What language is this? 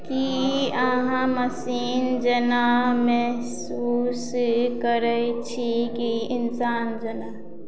Maithili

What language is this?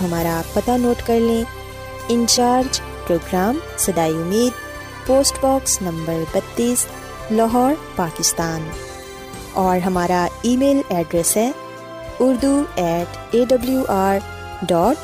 Urdu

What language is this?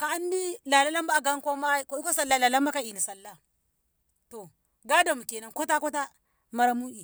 Ngamo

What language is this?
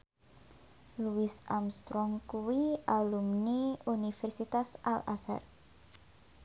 Javanese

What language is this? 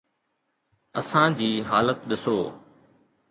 Sindhi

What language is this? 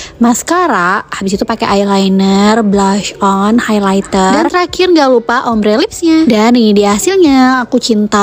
Indonesian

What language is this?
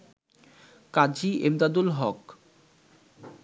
Bangla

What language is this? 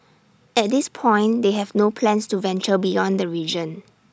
English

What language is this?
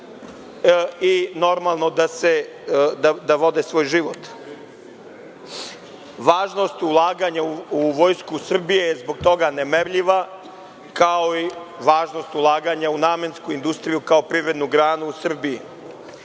Serbian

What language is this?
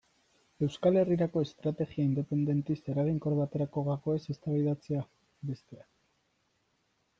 Basque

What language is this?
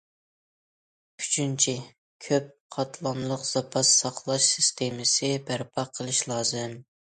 Uyghur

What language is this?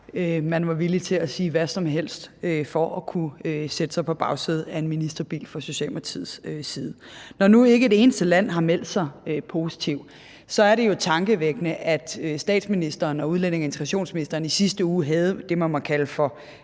Danish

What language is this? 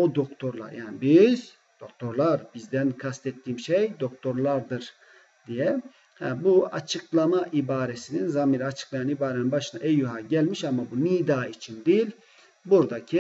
Turkish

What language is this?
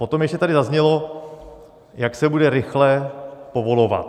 Czech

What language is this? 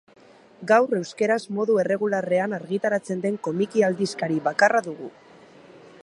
Basque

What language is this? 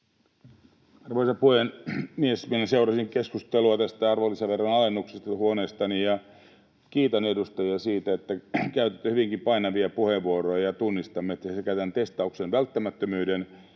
Finnish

